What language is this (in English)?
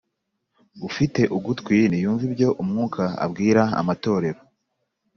Kinyarwanda